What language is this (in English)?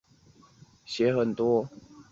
Chinese